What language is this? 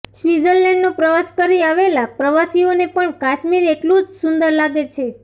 Gujarati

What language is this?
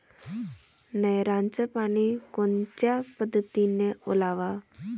Marathi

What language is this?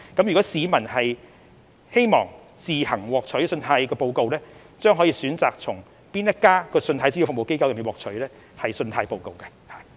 Cantonese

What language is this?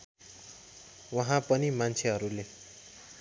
Nepali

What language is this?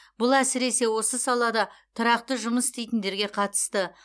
Kazakh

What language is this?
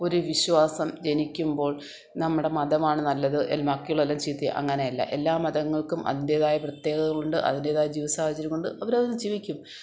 Malayalam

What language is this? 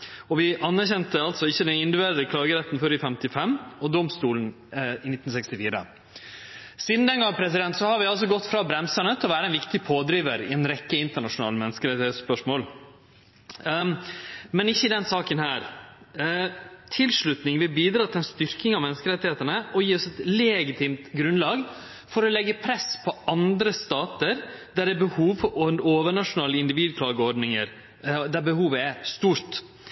Norwegian Nynorsk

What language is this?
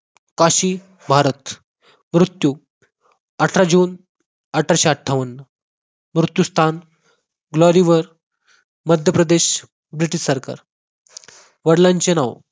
Marathi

